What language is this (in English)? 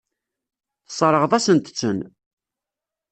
Kabyle